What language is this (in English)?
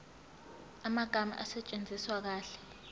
Zulu